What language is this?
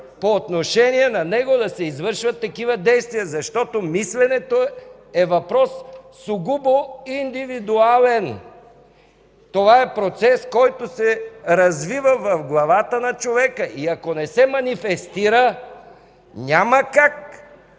Bulgarian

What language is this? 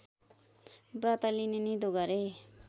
Nepali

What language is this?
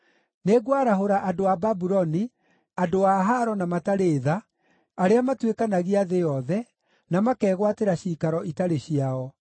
Kikuyu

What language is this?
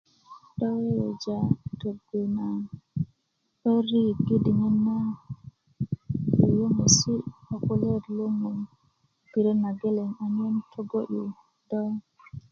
Kuku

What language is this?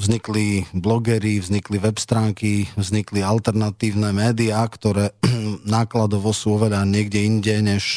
Slovak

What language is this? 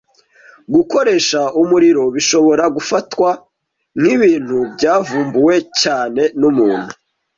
Kinyarwanda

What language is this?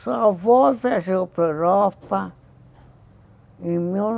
Portuguese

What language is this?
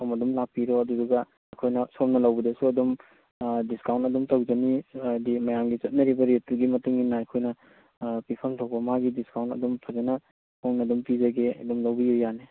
Manipuri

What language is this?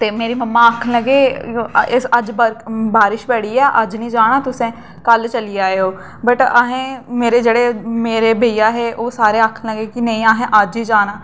Dogri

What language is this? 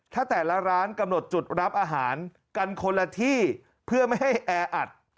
Thai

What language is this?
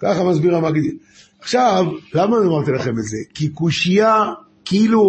Hebrew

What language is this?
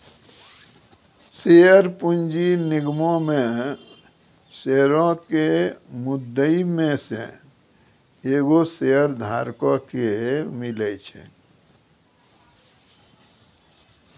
Maithili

